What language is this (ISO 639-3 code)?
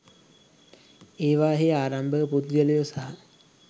sin